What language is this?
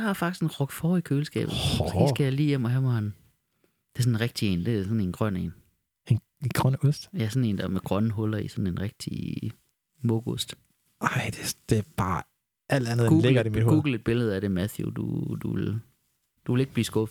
Danish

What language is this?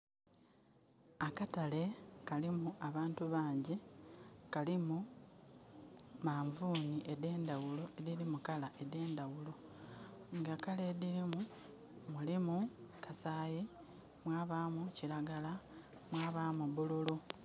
Soga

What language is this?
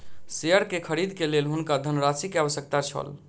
Maithili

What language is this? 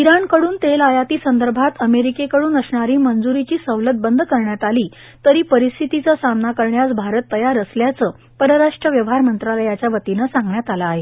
Marathi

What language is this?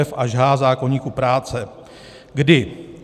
Czech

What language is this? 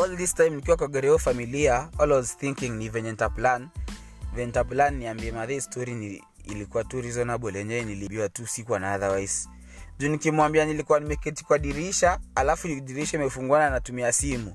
Swahili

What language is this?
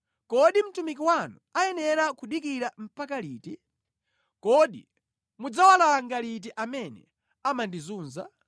Nyanja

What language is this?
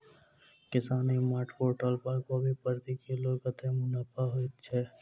Maithili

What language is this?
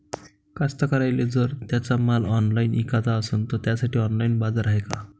Marathi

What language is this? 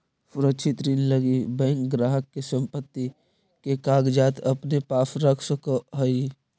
Magahi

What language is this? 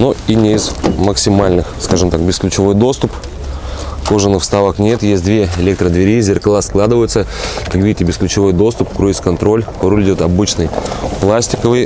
Russian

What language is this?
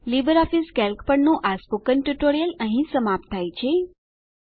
Gujarati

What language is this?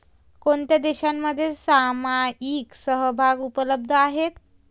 Marathi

